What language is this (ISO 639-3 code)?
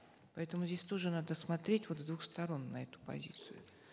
kaz